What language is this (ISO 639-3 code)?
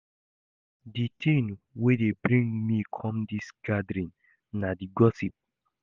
pcm